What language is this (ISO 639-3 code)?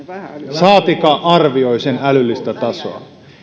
fin